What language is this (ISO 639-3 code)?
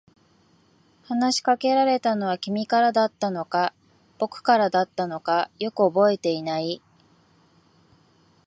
jpn